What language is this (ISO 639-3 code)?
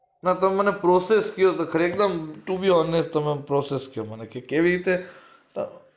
guj